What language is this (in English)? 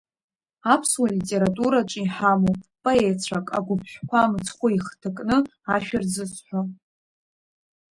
Abkhazian